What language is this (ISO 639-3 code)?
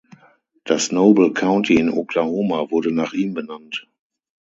deu